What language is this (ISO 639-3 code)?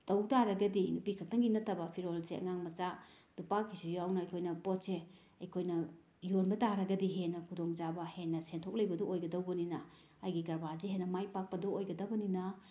mni